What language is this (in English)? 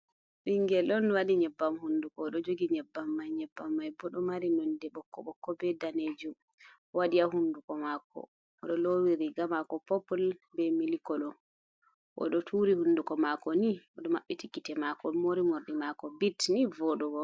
Fula